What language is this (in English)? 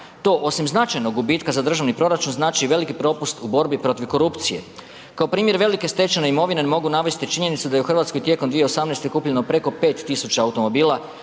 Croatian